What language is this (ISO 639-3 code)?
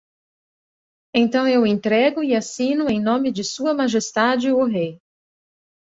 por